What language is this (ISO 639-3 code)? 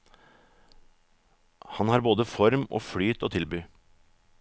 nor